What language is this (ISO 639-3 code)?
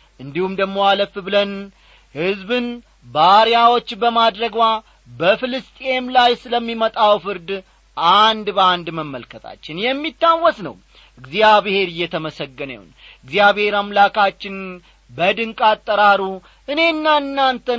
amh